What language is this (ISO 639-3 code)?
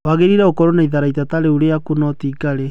kik